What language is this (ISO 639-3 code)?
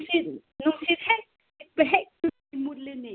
mni